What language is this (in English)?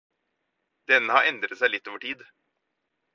Norwegian Bokmål